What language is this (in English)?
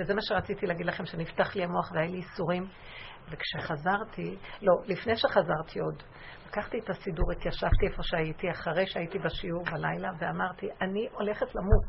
Hebrew